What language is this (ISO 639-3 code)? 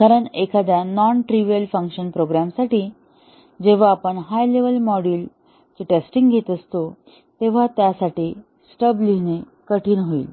mar